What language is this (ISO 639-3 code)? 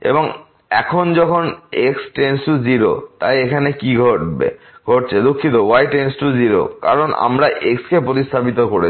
ben